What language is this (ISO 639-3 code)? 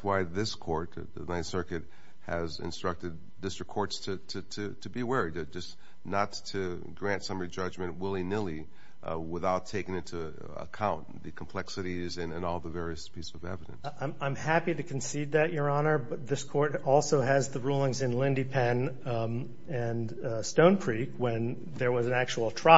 eng